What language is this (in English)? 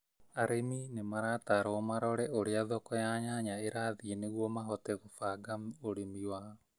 Kikuyu